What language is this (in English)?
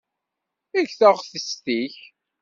Kabyle